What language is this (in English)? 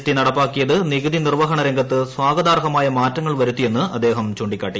Malayalam